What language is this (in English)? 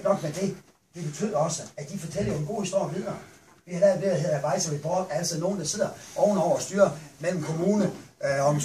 Danish